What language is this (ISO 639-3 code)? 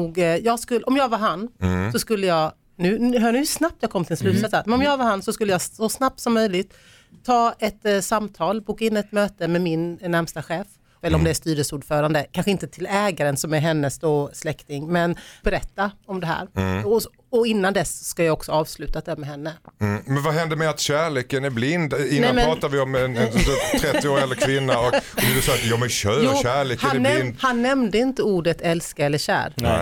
swe